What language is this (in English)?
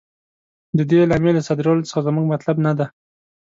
Pashto